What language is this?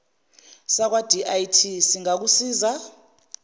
Zulu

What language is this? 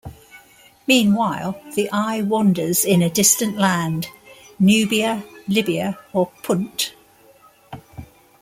English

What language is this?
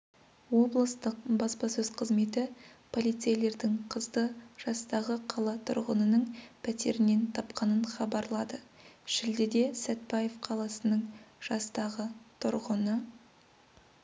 Kazakh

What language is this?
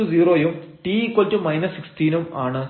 Malayalam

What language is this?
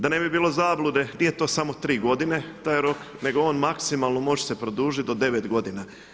Croatian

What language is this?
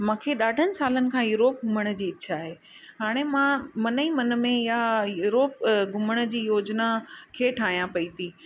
Sindhi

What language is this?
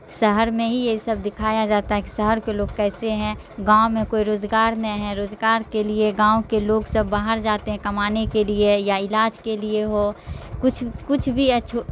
Urdu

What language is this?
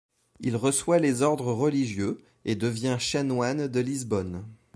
French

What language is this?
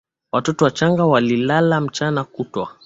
Swahili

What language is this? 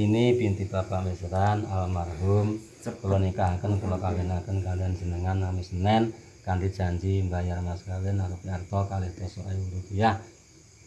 Indonesian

